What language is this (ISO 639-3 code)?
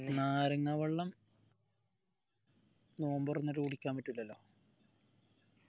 mal